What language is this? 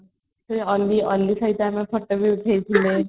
Odia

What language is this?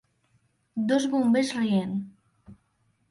Catalan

